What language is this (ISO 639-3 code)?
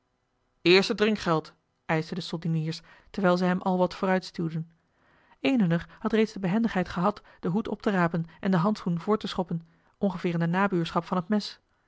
nld